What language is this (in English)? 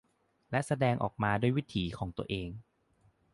Thai